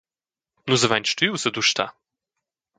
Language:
Romansh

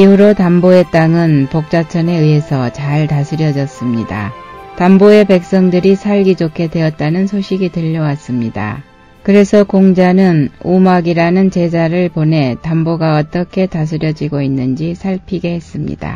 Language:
Korean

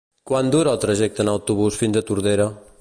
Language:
Catalan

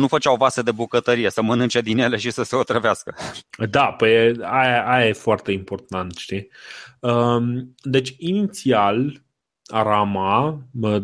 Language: Romanian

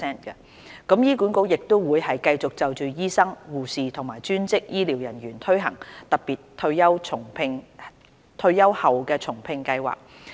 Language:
Cantonese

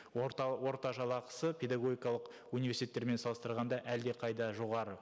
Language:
Kazakh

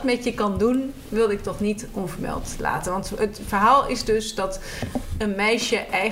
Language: Dutch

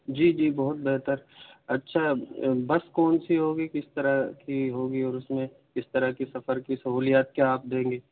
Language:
Urdu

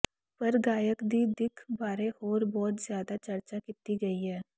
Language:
Punjabi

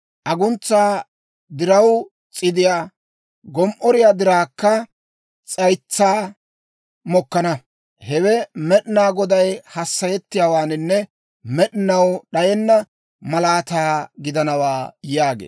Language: Dawro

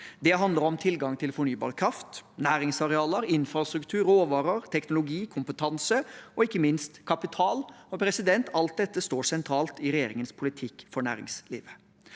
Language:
Norwegian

